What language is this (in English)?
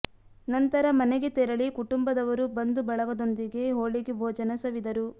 Kannada